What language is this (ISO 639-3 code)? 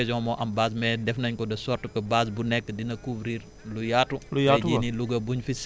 wol